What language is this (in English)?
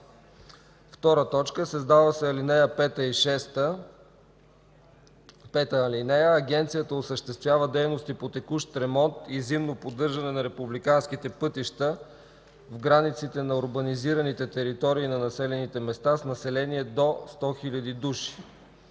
Bulgarian